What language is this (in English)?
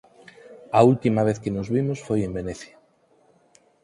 Galician